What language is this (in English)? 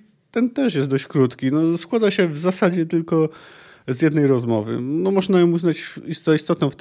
Polish